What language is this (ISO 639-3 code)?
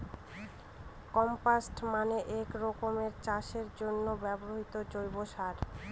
ben